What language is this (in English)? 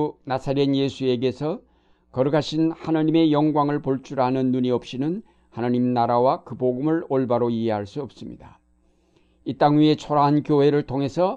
Korean